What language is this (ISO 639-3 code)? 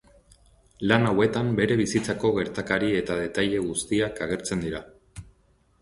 eus